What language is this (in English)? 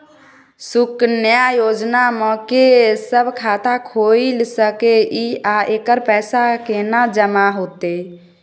Maithili